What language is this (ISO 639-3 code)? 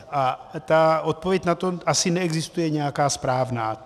ces